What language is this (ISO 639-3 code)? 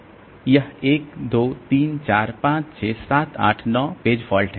hin